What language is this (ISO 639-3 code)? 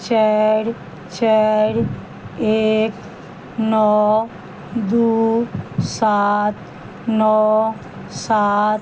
mai